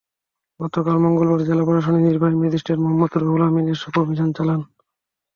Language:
Bangla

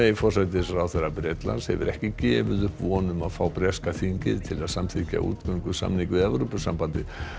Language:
Icelandic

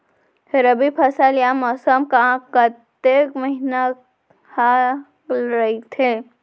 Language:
Chhattisgarhi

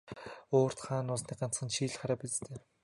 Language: Mongolian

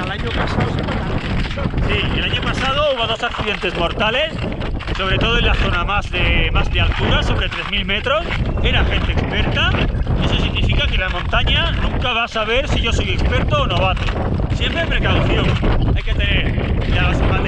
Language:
Spanish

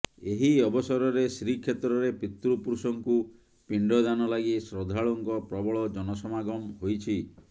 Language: Odia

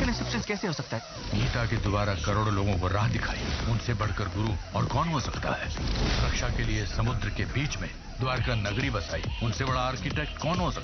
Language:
Hindi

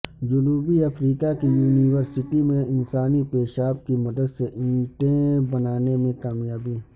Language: Urdu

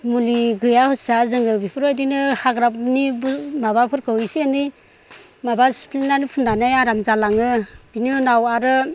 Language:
Bodo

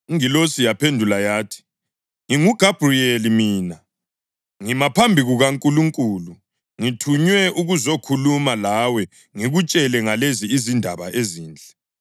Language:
North Ndebele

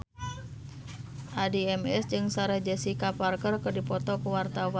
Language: Sundanese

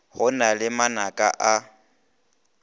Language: Northern Sotho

